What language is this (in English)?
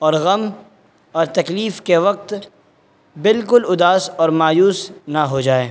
Urdu